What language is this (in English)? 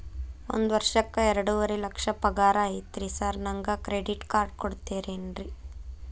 Kannada